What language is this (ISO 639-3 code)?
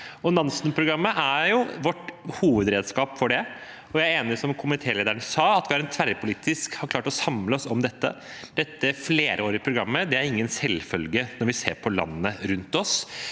nor